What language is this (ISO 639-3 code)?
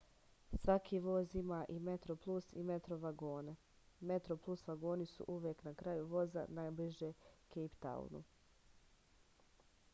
srp